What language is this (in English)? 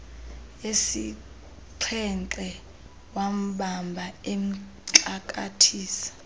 Xhosa